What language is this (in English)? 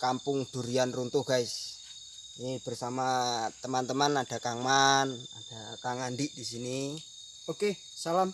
Indonesian